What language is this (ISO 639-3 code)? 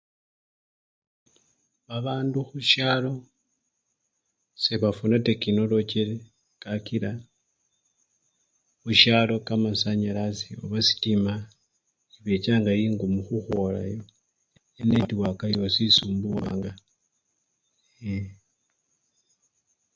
luy